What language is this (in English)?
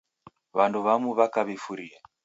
Taita